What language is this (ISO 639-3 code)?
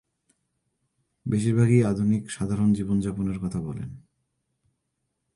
ben